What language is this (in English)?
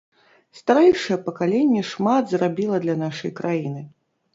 Belarusian